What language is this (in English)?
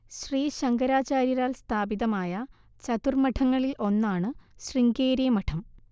Malayalam